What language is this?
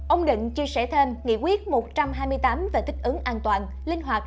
Vietnamese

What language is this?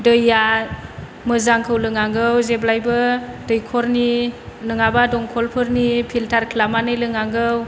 Bodo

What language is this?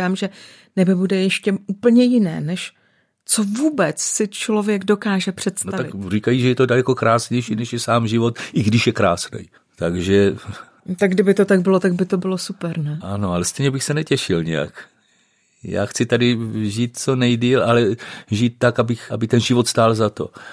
Czech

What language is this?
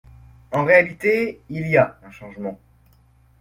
French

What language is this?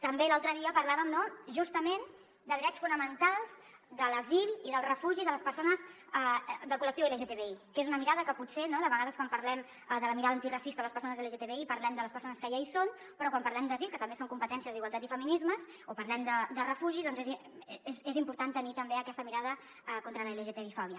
Catalan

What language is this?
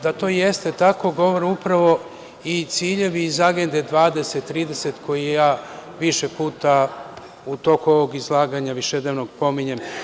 Serbian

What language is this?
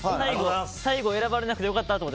Japanese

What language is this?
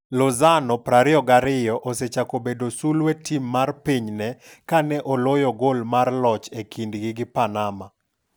Luo (Kenya and Tanzania)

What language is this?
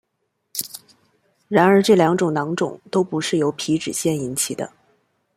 Chinese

